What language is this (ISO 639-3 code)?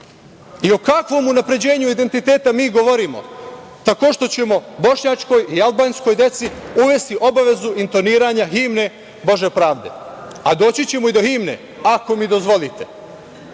srp